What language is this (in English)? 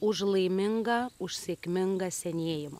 Lithuanian